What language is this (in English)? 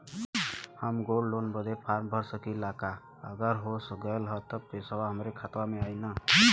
Bhojpuri